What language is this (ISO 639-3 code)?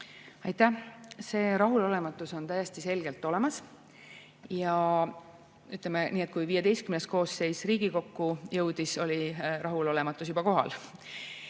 est